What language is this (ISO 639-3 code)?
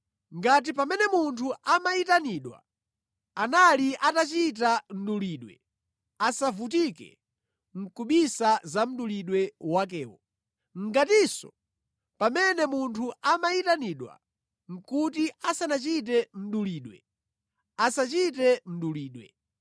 nya